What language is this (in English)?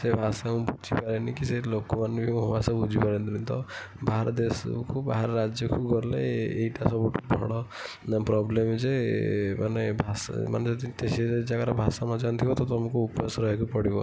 Odia